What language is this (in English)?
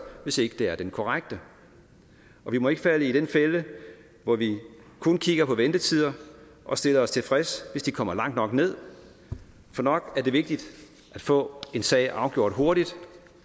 Danish